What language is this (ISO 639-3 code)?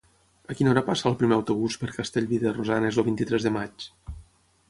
cat